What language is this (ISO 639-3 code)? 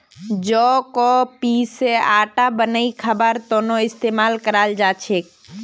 mag